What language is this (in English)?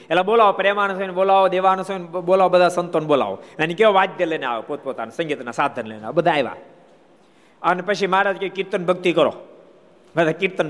Gujarati